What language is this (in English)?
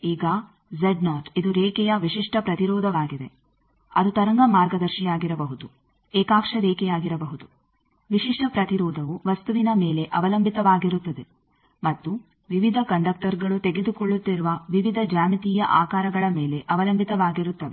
Kannada